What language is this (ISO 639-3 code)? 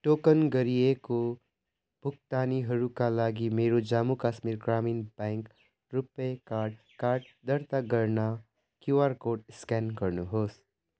nep